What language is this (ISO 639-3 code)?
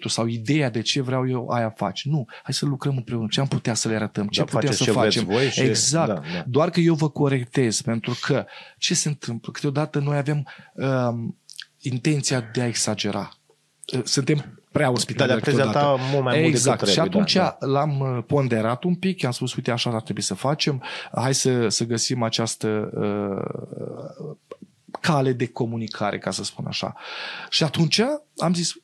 ron